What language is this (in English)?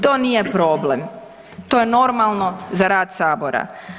Croatian